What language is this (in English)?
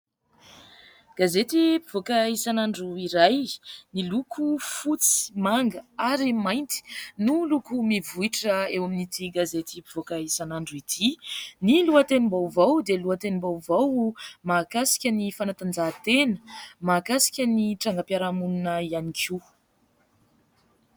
Malagasy